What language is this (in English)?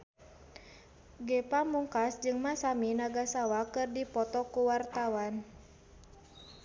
Sundanese